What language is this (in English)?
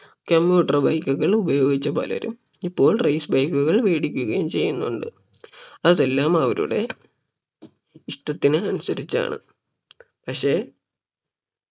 Malayalam